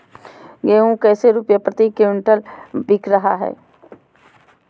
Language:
Magahi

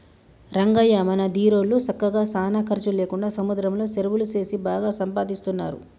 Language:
Telugu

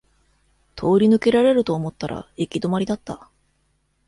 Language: Japanese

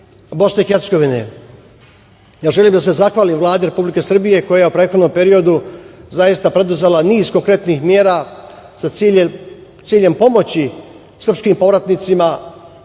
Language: Serbian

